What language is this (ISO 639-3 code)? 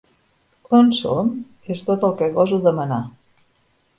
cat